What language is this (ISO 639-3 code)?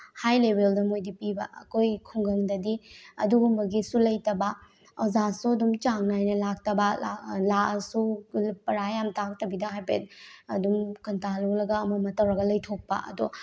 mni